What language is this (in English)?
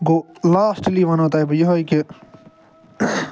Kashmiri